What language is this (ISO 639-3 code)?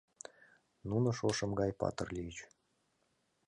chm